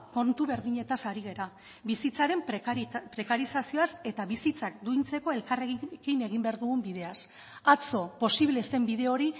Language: Basque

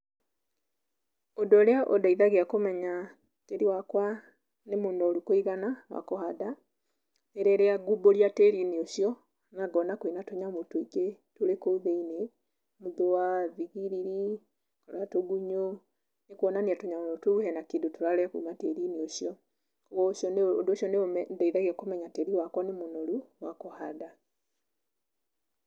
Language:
Kikuyu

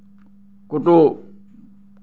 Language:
Assamese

